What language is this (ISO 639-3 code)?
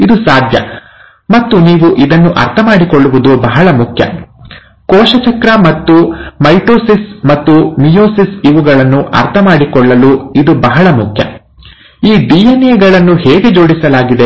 kan